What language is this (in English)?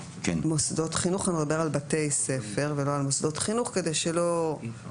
Hebrew